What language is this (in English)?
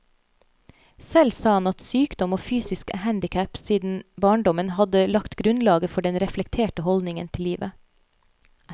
Norwegian